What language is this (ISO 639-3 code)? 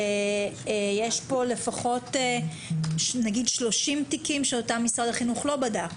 heb